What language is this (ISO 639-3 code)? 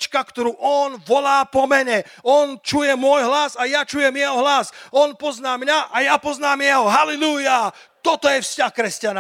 slk